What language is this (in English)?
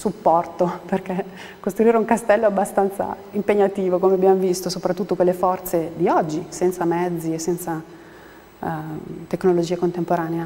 Italian